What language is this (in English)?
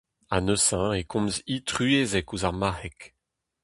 Breton